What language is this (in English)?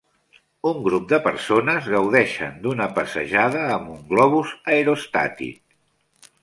Catalan